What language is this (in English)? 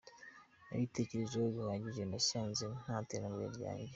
Kinyarwanda